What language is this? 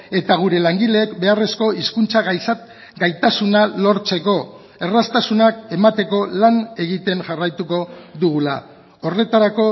Basque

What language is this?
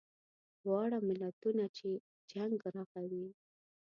Pashto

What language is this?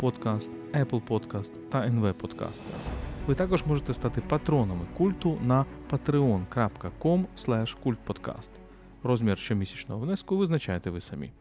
Ukrainian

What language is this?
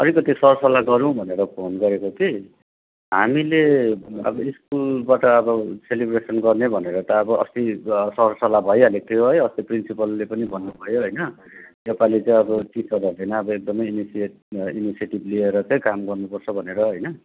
Nepali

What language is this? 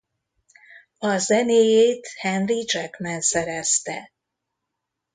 Hungarian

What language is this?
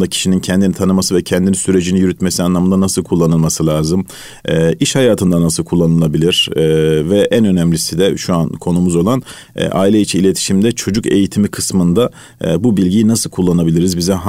Turkish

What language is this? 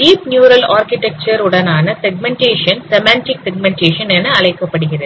Tamil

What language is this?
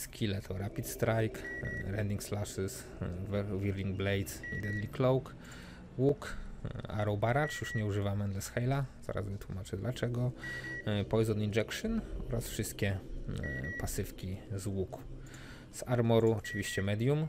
Polish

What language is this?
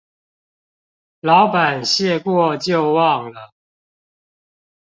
Chinese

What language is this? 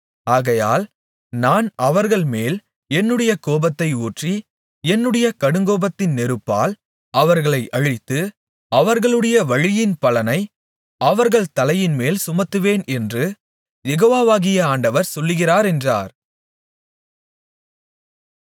Tamil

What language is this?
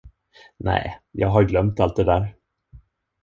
Swedish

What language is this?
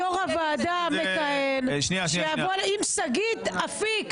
Hebrew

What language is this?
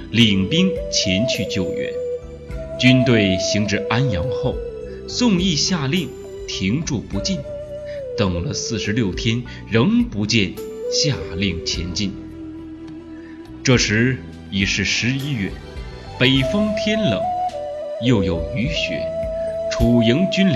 Chinese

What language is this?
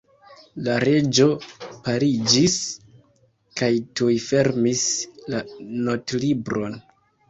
Esperanto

